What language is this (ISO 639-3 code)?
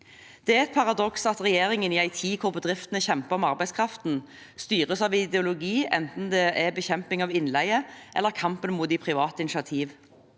nor